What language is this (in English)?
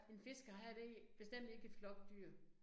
Danish